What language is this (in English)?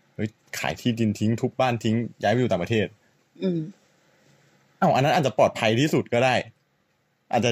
Thai